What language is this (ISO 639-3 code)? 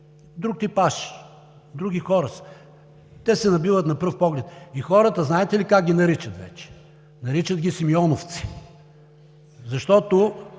bul